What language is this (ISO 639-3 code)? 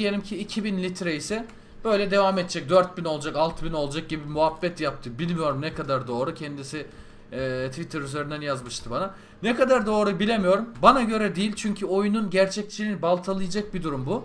tur